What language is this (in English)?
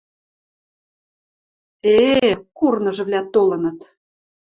Western Mari